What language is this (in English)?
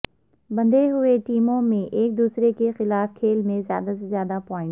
Urdu